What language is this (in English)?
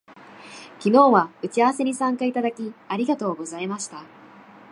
Japanese